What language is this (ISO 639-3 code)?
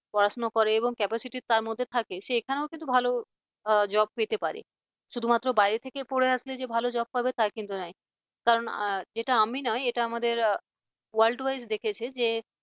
ben